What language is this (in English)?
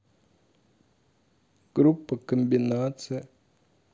Russian